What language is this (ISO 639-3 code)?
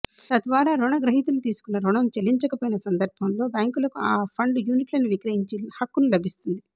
tel